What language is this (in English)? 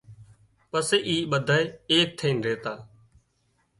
Wadiyara Koli